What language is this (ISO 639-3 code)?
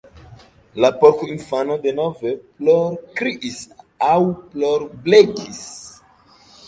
epo